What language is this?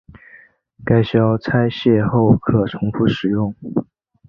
Chinese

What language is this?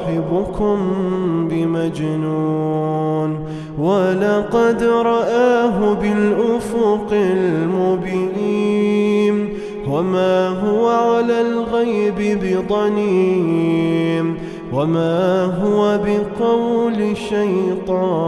Arabic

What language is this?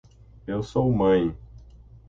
Portuguese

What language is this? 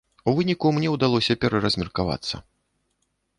Belarusian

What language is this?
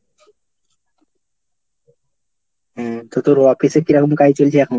Bangla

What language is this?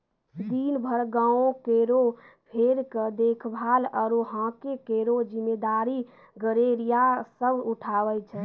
Maithili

